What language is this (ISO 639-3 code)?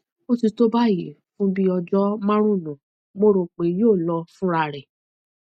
yor